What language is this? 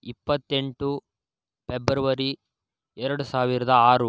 Kannada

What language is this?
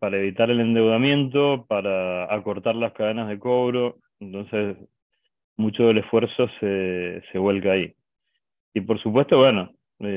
Spanish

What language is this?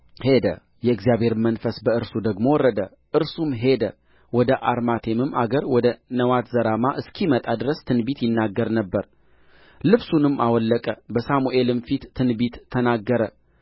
Amharic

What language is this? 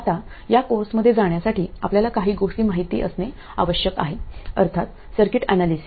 Marathi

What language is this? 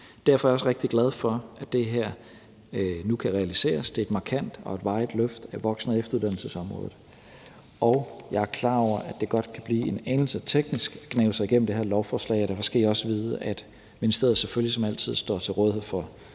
Danish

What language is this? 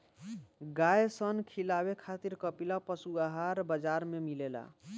Bhojpuri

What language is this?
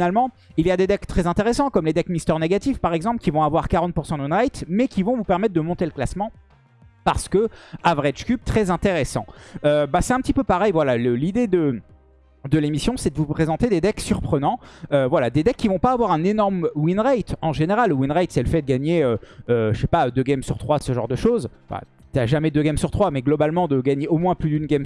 French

